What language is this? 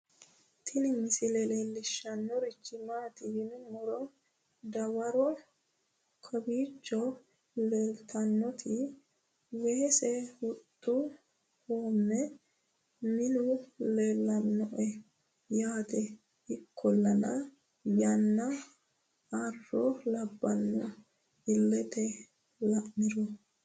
Sidamo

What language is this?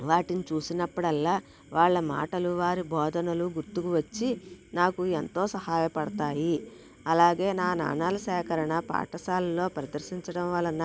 Telugu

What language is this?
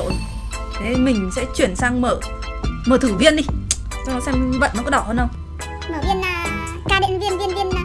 Vietnamese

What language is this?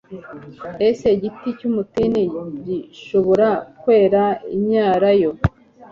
Kinyarwanda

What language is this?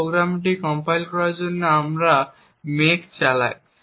Bangla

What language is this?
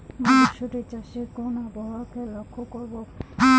Bangla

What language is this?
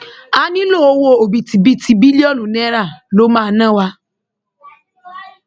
Yoruba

